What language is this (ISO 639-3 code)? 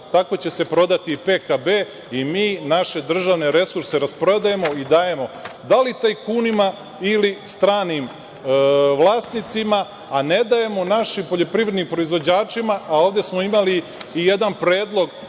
srp